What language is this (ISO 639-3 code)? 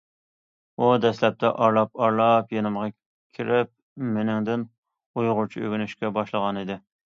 uig